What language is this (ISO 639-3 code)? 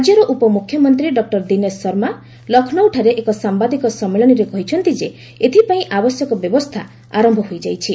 ori